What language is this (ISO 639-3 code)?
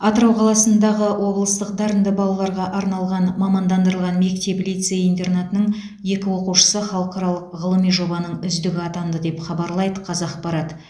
kaz